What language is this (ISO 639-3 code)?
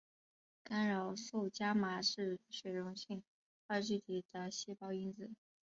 zho